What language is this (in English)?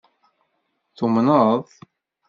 Kabyle